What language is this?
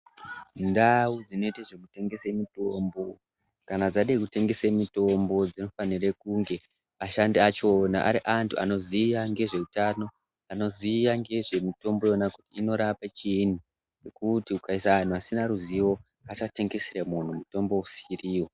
Ndau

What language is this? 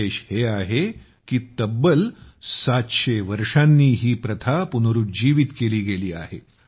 Marathi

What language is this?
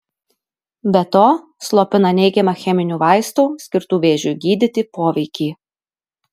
Lithuanian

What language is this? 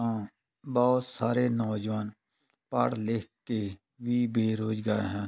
Punjabi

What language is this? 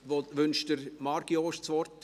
Swiss German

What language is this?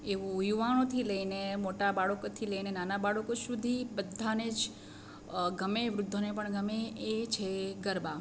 Gujarati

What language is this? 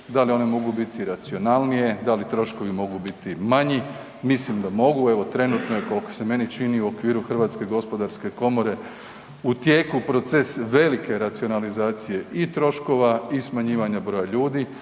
Croatian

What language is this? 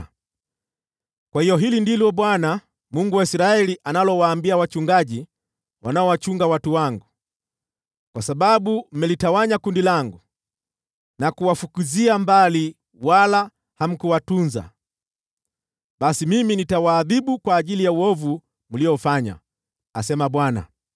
Swahili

